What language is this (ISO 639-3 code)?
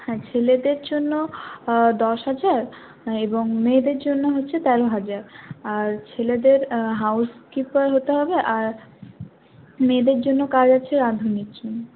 ben